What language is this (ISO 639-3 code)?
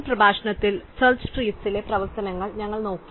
mal